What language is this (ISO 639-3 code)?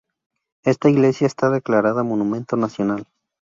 spa